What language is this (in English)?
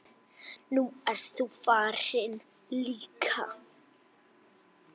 Icelandic